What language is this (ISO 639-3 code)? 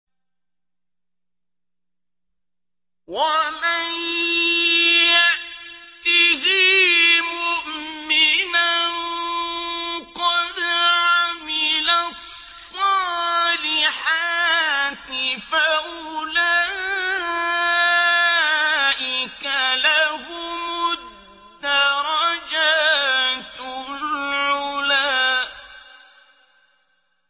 ara